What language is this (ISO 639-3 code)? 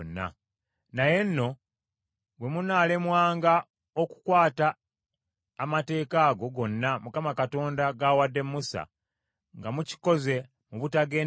lug